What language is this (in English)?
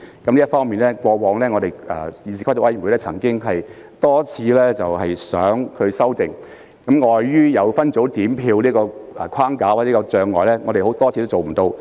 Cantonese